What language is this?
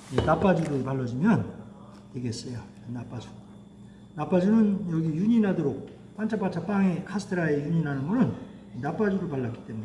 Korean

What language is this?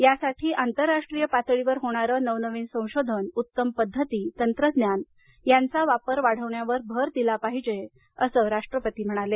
Marathi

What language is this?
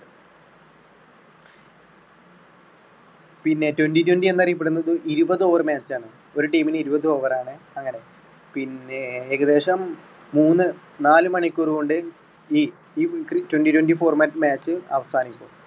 Malayalam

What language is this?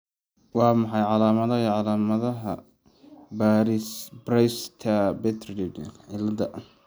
Somali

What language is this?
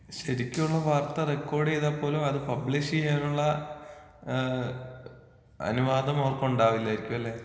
Malayalam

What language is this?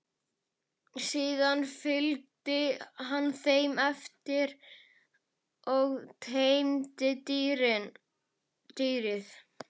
Icelandic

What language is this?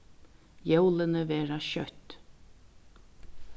Faroese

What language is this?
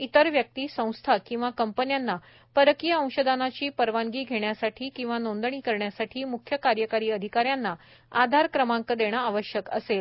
Marathi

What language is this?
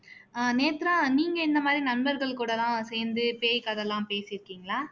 Tamil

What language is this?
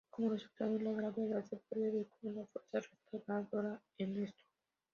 Spanish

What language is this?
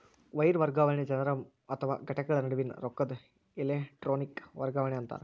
Kannada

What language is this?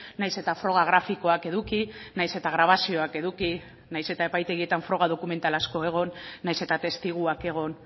Basque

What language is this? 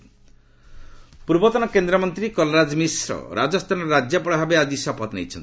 Odia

